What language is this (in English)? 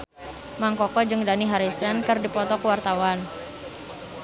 Sundanese